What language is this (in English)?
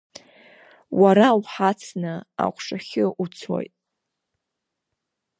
Abkhazian